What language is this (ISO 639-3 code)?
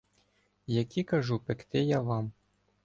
ukr